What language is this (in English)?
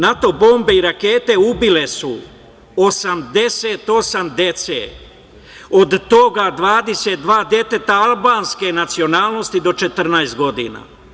Serbian